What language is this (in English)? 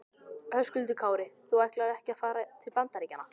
Icelandic